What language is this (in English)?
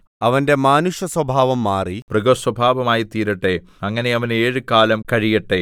Malayalam